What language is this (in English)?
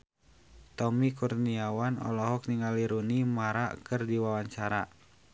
Sundanese